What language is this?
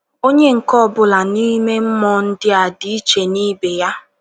Igbo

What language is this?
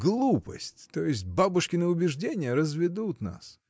Russian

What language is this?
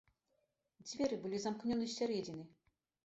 Belarusian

